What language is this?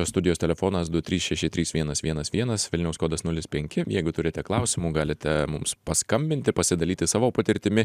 Lithuanian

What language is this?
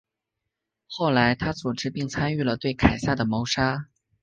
Chinese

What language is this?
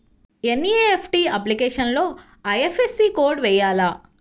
Telugu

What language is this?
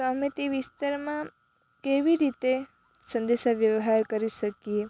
Gujarati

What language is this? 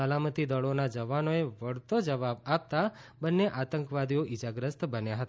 Gujarati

